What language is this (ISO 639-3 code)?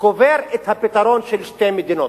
heb